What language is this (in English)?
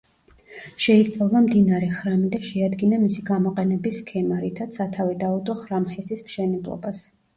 Georgian